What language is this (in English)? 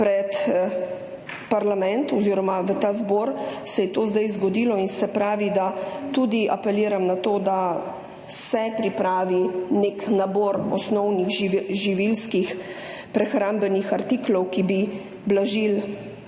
Slovenian